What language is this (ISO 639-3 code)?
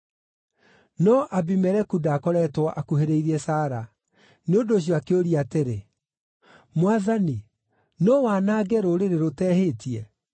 kik